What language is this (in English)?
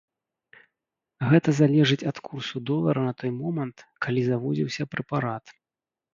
Belarusian